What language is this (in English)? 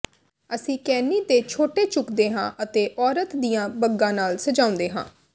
Punjabi